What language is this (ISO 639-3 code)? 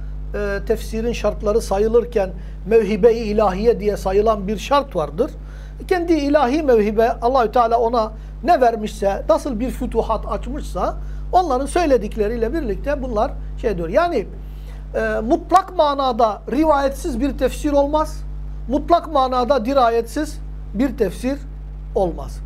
tur